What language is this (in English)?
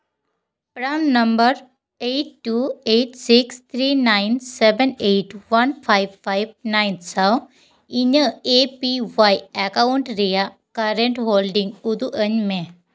Santali